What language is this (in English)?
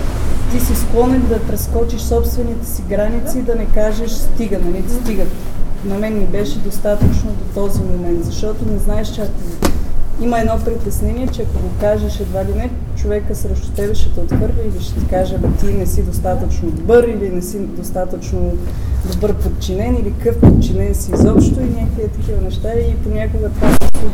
Bulgarian